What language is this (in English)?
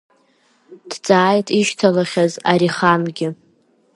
Abkhazian